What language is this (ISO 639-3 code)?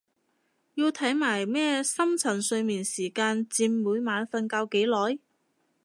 yue